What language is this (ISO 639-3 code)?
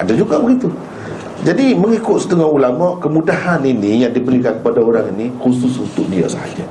msa